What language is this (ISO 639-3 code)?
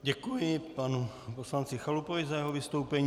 ces